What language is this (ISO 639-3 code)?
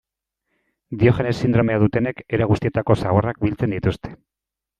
eus